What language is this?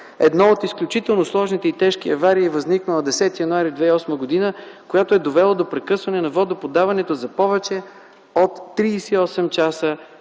Bulgarian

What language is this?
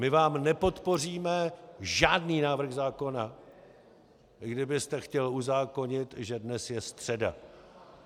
Czech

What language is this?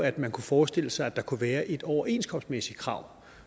Danish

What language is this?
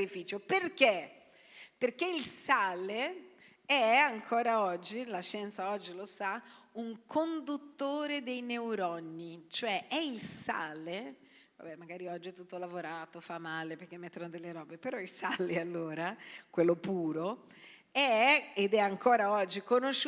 Italian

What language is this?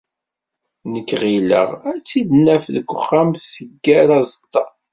Kabyle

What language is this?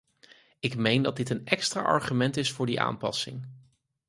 Dutch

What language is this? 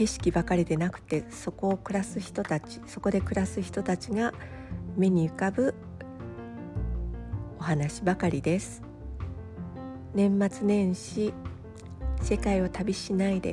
Japanese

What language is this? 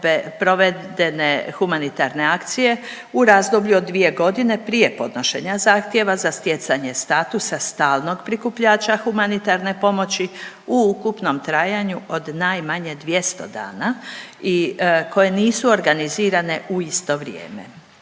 Croatian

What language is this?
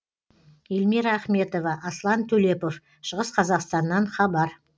Kazakh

